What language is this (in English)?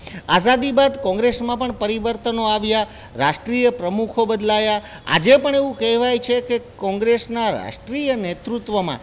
Gujarati